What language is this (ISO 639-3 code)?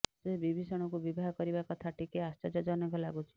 ori